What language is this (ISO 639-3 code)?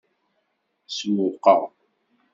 kab